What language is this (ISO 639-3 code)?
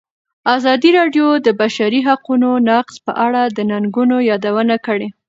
pus